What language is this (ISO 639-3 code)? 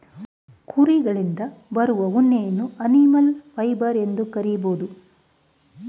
kan